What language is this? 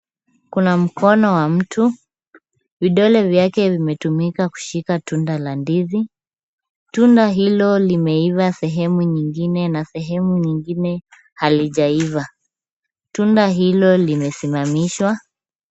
Swahili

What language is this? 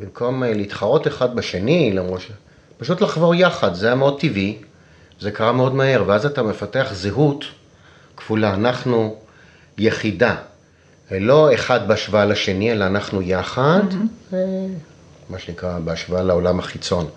Hebrew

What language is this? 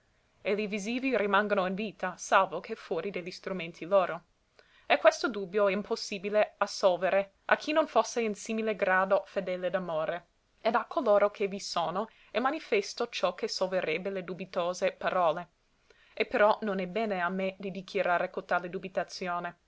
Italian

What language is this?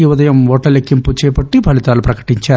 Telugu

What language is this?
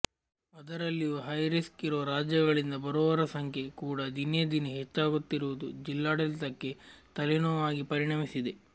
Kannada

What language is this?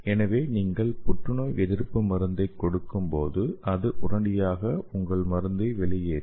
Tamil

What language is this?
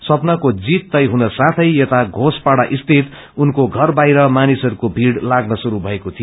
Nepali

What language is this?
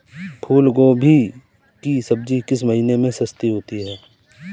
Hindi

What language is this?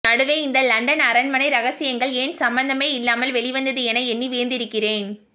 Tamil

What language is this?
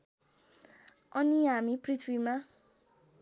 Nepali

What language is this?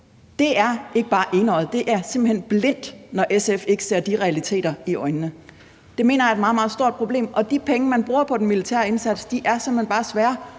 Danish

